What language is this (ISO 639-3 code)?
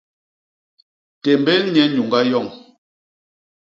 bas